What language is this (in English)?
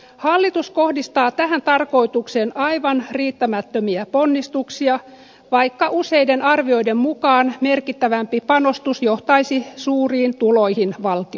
Finnish